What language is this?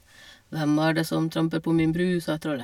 Norwegian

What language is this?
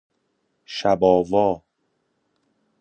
Persian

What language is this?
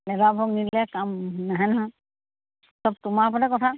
Assamese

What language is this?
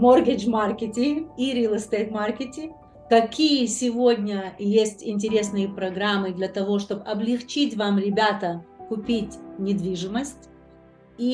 Russian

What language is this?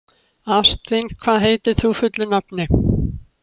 Icelandic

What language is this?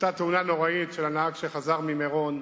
Hebrew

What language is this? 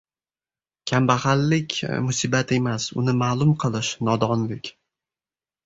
Uzbek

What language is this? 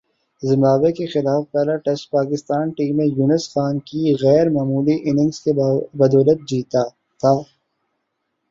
Urdu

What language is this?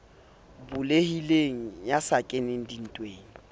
Southern Sotho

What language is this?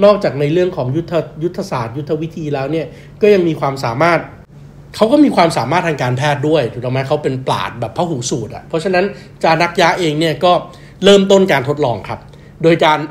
Thai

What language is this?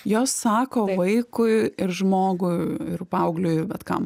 Lithuanian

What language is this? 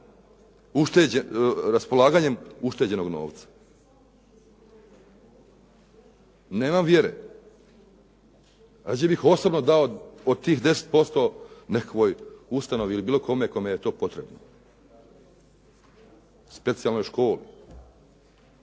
Croatian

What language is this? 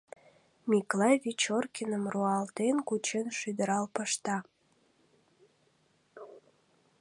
Mari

